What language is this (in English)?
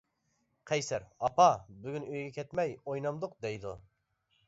Uyghur